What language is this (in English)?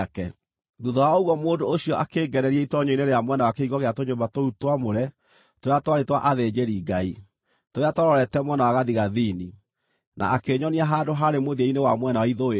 Kikuyu